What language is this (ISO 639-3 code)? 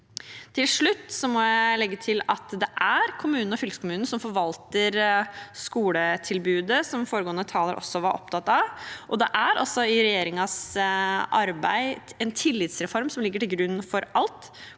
nor